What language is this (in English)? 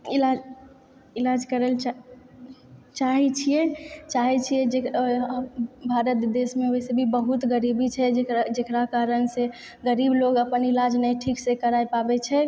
Maithili